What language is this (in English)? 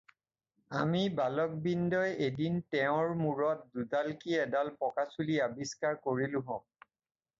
Assamese